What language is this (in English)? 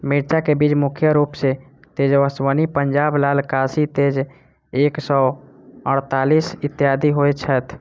Maithili